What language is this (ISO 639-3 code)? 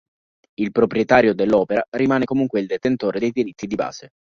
ita